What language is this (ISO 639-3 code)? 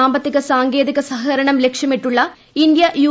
mal